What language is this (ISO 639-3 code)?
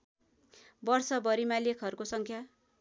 nep